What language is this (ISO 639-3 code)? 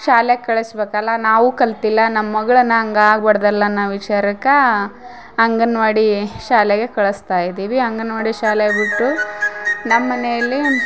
kan